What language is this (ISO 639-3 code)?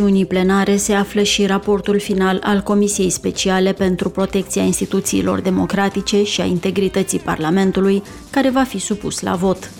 ron